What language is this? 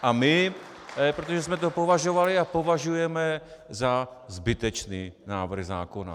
Czech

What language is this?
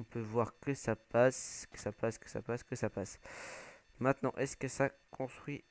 French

